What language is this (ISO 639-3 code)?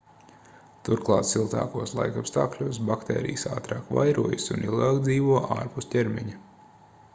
lav